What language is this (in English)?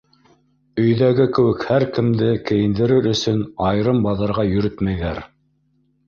Bashkir